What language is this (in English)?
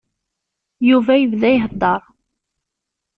Kabyle